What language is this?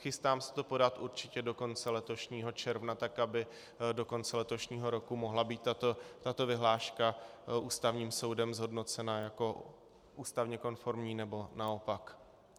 Czech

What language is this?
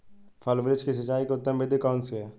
Hindi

